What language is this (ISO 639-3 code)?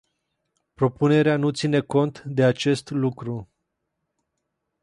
ron